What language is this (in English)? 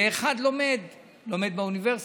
Hebrew